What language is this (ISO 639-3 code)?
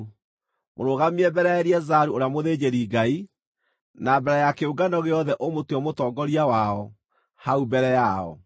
kik